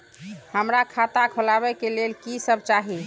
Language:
Maithili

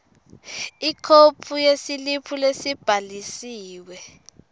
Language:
Swati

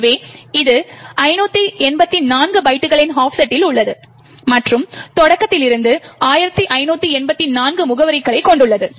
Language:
Tamil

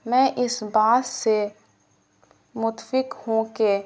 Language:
Urdu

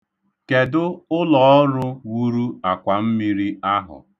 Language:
Igbo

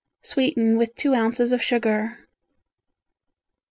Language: English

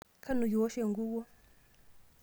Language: Masai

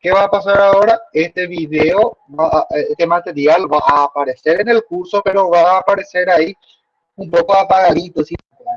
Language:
Spanish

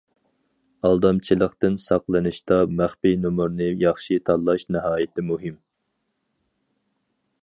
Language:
Uyghur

